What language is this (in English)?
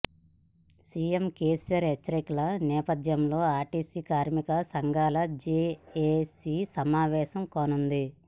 Telugu